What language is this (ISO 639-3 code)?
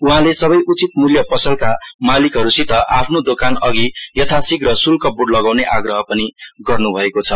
nep